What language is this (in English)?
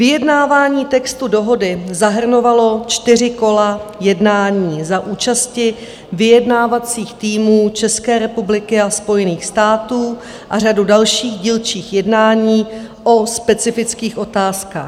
Czech